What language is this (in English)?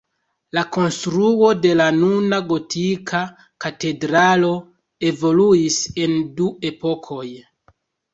Esperanto